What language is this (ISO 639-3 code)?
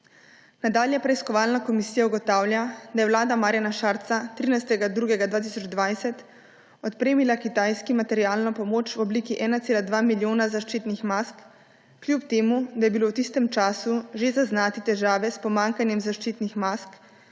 slv